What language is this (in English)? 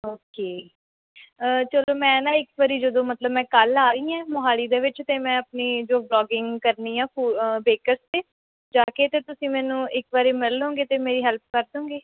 Punjabi